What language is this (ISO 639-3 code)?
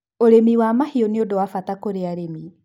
kik